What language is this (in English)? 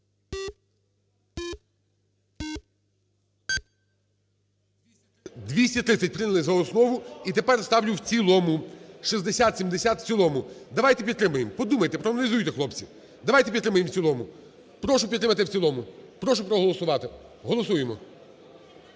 Ukrainian